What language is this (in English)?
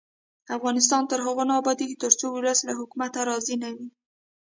Pashto